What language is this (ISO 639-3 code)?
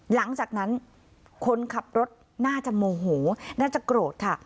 tha